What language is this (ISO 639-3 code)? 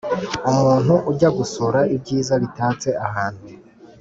kin